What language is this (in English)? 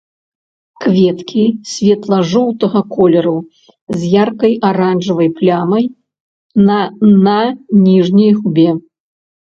Belarusian